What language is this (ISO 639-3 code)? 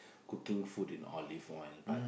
eng